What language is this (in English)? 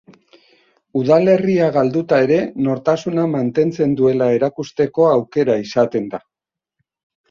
Basque